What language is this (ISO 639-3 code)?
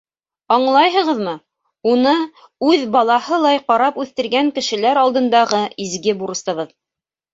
bak